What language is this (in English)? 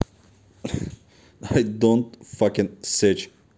Russian